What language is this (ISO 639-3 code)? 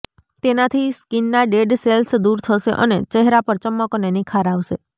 guj